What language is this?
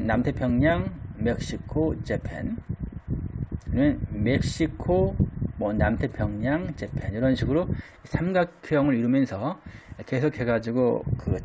Korean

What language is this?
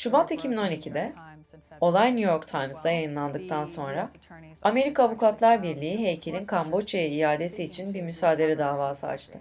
Turkish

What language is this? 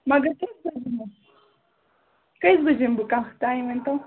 Kashmiri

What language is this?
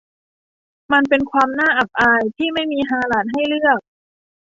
Thai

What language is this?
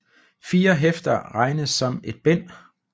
Danish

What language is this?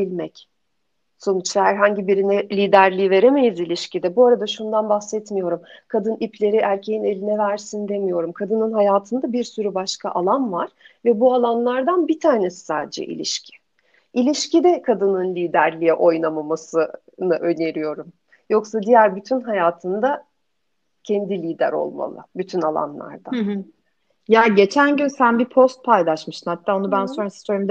Turkish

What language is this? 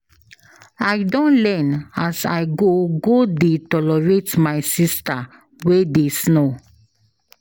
Nigerian Pidgin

